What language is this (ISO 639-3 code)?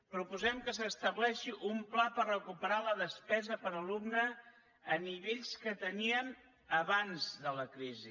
cat